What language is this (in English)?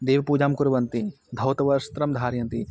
Sanskrit